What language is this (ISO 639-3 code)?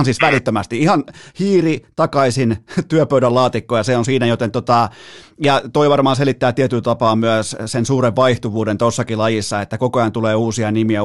fin